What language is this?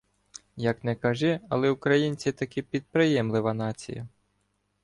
Ukrainian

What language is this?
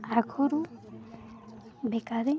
Odia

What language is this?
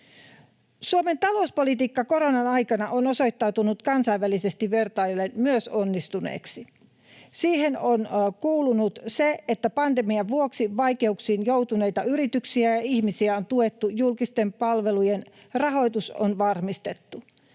Finnish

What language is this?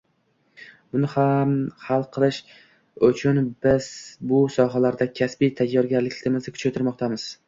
Uzbek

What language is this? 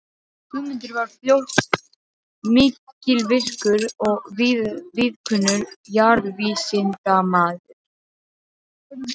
Icelandic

